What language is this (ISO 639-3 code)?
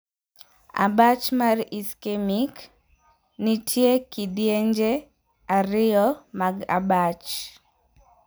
luo